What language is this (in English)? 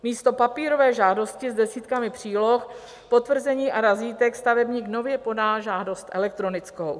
Czech